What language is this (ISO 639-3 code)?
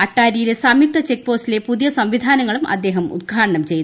mal